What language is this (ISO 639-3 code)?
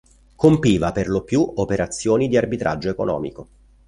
ita